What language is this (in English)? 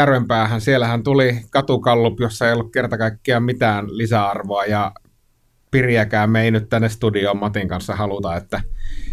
Finnish